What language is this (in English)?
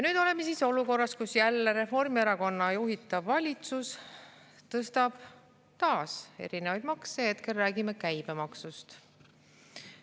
Estonian